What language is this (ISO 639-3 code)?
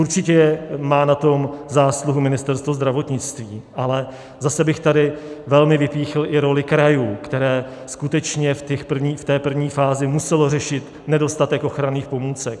ces